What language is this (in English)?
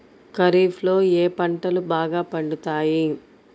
Telugu